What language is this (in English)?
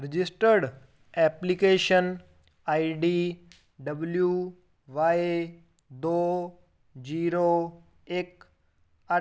Punjabi